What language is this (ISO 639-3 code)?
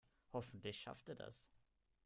deu